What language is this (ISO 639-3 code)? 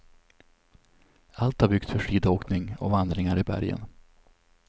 swe